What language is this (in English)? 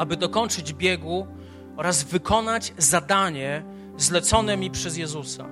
Polish